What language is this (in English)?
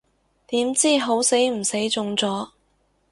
Cantonese